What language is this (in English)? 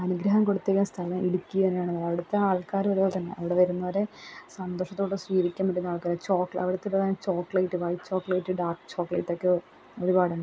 Malayalam